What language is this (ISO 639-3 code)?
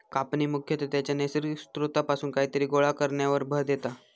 mar